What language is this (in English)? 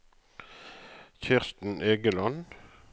Norwegian